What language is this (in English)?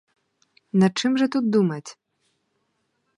Ukrainian